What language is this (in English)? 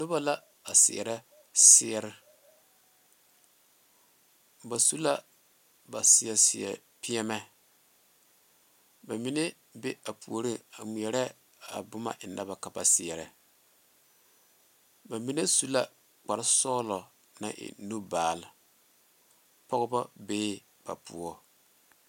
Southern Dagaare